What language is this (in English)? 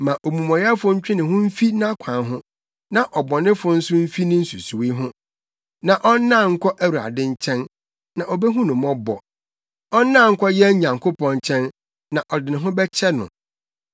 Akan